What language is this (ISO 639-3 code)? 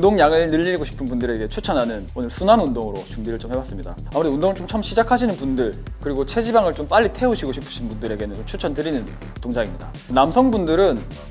kor